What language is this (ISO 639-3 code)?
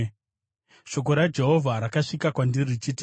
sna